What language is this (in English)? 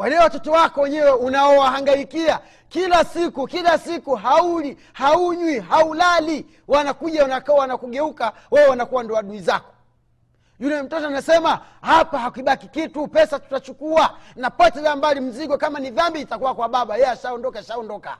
Swahili